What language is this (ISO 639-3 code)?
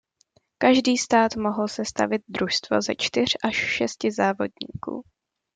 ces